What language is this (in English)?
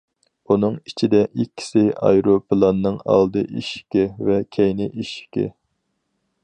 Uyghur